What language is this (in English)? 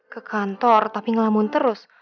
Indonesian